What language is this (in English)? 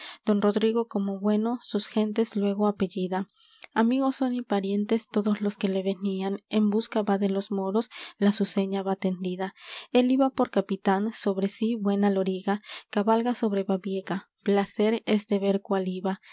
Spanish